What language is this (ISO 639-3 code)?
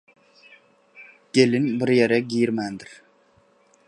tuk